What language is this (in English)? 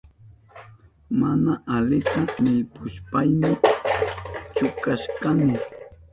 Southern Pastaza Quechua